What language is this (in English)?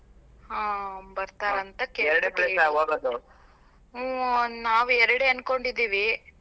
Kannada